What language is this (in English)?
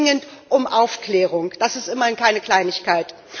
German